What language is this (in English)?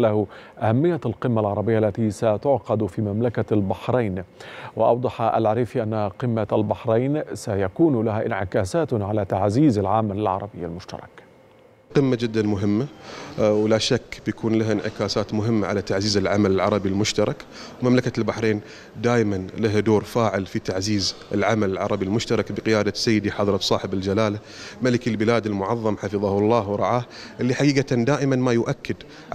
Arabic